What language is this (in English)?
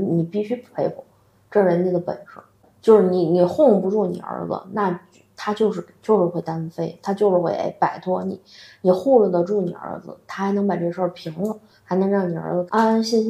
Chinese